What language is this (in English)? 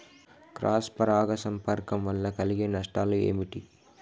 Telugu